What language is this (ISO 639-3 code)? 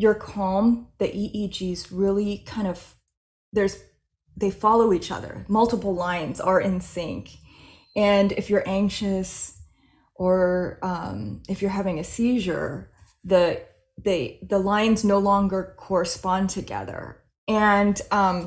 eng